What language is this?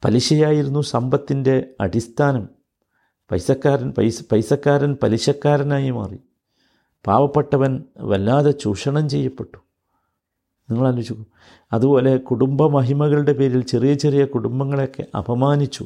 Malayalam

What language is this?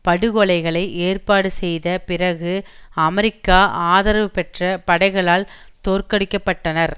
Tamil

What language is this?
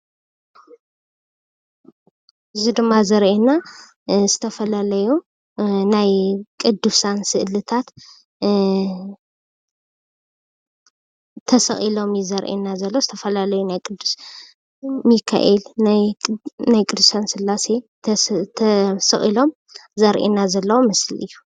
Tigrinya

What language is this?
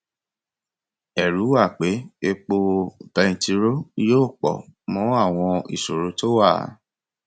Yoruba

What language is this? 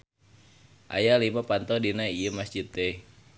Sundanese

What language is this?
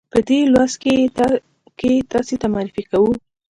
Pashto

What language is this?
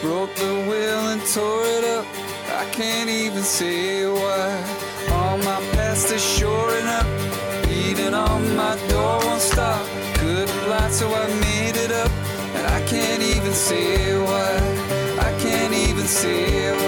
Greek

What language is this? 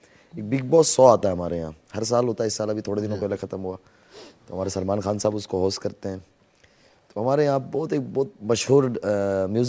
Hindi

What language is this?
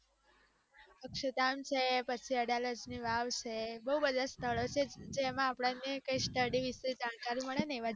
Gujarati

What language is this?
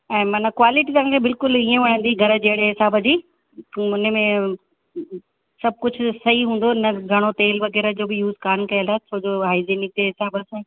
Sindhi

